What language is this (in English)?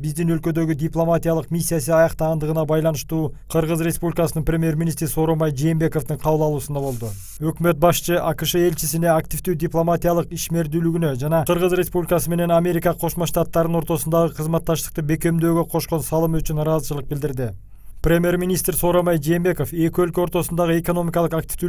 Turkish